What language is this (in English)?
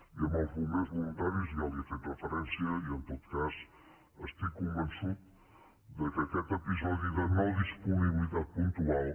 Catalan